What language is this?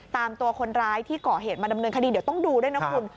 Thai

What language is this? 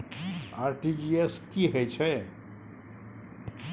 Maithili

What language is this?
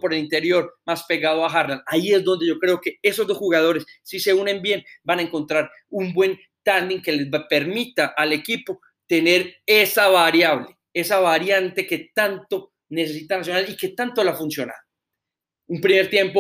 Spanish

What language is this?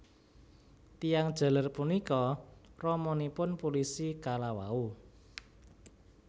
Javanese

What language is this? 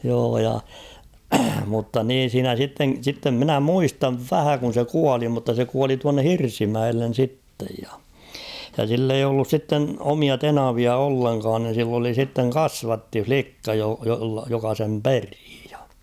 Finnish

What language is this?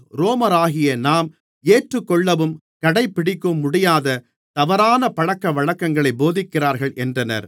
Tamil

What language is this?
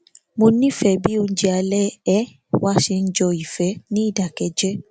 Yoruba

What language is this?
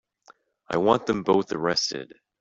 English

